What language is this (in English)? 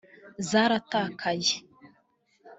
Kinyarwanda